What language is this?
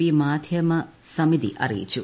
Malayalam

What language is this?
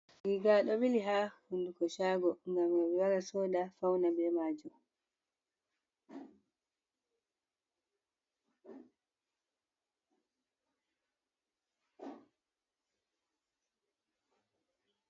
Fula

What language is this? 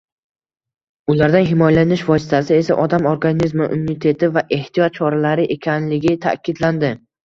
Uzbek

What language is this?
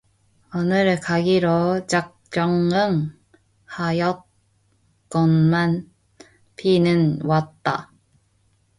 Korean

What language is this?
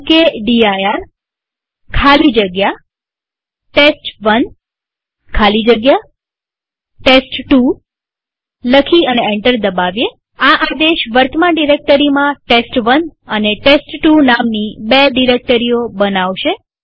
Gujarati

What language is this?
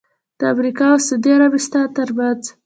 Pashto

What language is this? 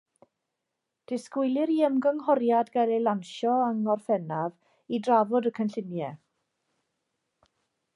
Welsh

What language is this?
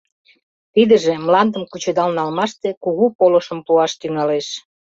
Mari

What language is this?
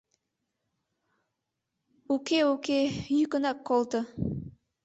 Mari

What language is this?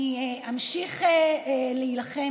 Hebrew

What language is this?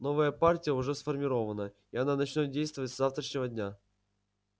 Russian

